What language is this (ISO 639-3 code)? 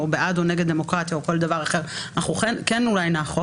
heb